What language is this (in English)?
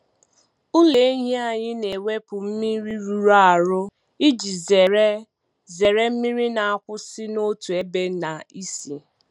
Igbo